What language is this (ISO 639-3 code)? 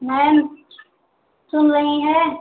hin